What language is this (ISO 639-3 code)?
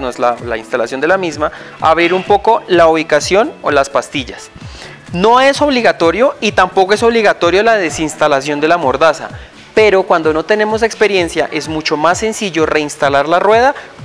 spa